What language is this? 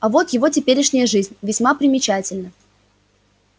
Russian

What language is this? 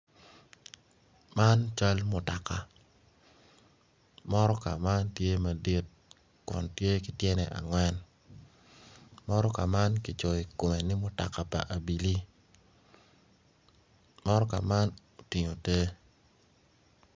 Acoli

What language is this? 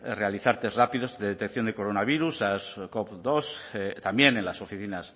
Spanish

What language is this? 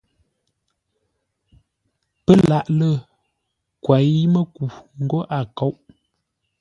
Ngombale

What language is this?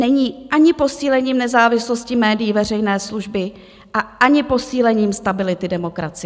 Czech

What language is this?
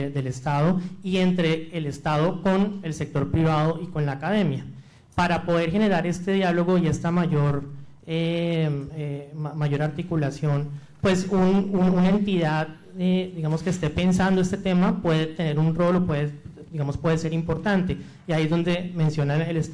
Spanish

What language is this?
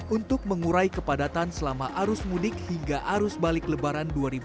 Indonesian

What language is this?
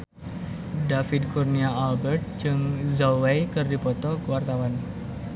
Sundanese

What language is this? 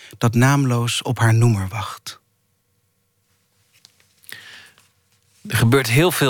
Dutch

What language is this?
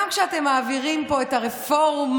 Hebrew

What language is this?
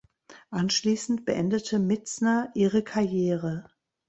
German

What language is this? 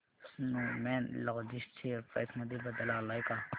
Marathi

